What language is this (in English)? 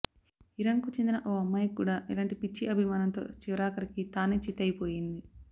Telugu